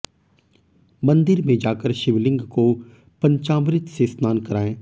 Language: Hindi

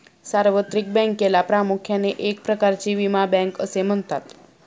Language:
Marathi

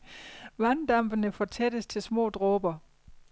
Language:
Danish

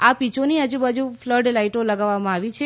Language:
Gujarati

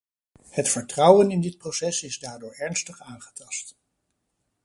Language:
Dutch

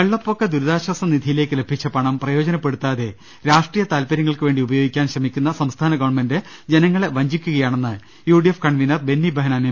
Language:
Malayalam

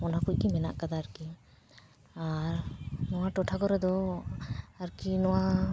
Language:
Santali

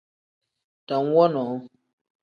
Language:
Tem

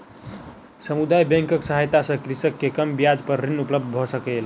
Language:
Maithili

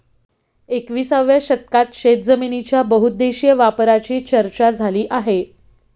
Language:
Marathi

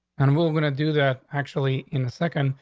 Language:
English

